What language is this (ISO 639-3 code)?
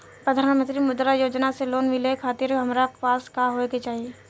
bho